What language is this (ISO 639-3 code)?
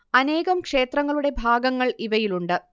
mal